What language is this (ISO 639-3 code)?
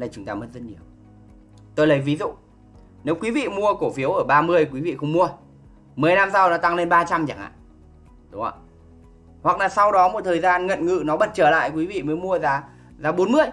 vie